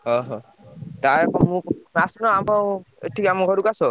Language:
Odia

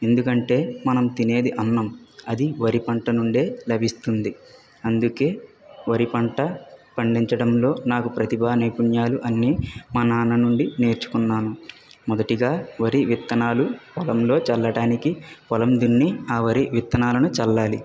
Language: Telugu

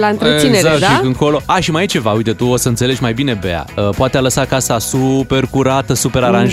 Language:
Romanian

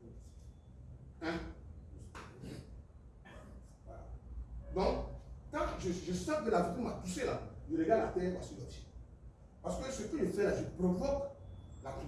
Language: French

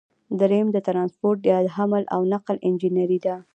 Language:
Pashto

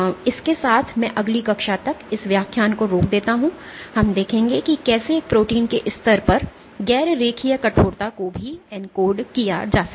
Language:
Hindi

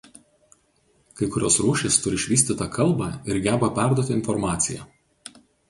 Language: Lithuanian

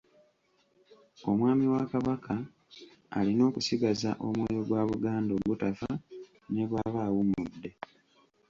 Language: Ganda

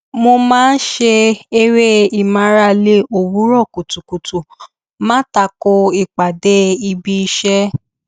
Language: Yoruba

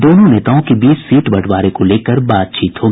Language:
Hindi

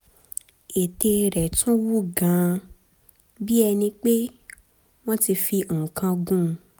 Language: Yoruba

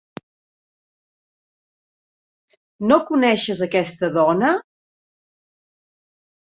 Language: Catalan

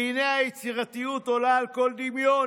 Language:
Hebrew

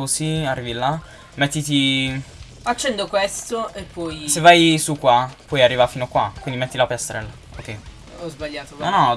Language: Italian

